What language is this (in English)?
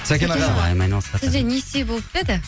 Kazakh